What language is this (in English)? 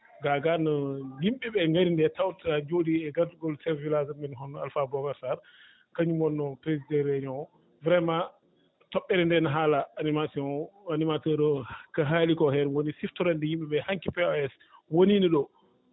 Fula